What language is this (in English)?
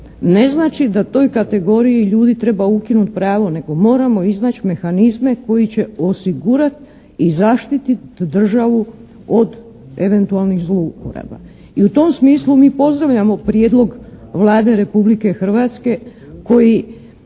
Croatian